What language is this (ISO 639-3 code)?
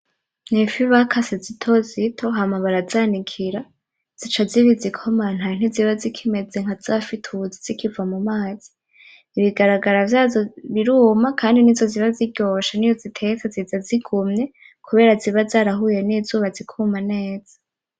run